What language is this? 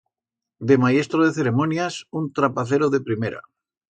Aragonese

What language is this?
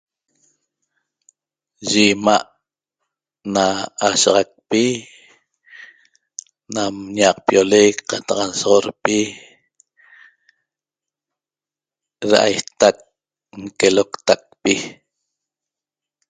Toba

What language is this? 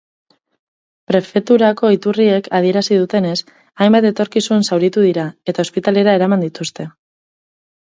Basque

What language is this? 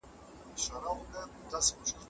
Pashto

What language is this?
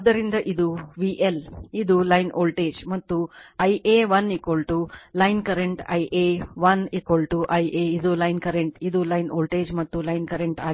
Kannada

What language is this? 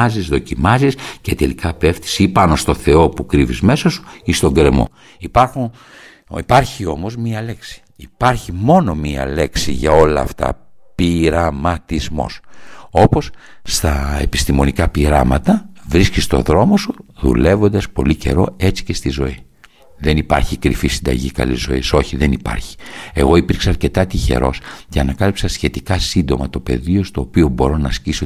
Greek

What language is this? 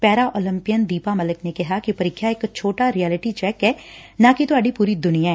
Punjabi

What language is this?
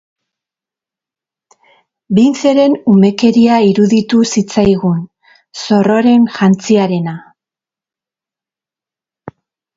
Basque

